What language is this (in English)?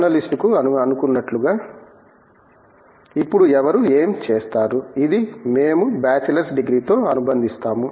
Telugu